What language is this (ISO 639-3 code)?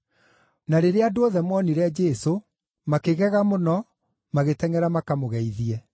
kik